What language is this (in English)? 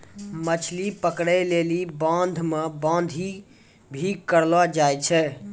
Maithili